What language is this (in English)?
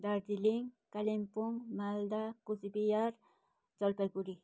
Nepali